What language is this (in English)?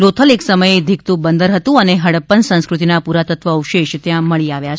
Gujarati